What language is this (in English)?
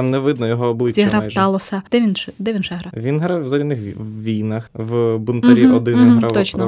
Ukrainian